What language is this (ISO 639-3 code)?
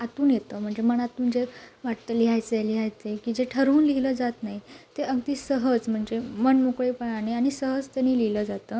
mar